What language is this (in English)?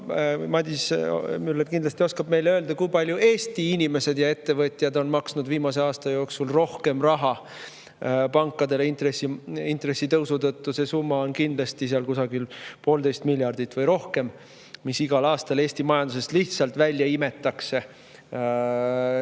Estonian